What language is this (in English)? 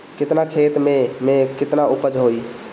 Bhojpuri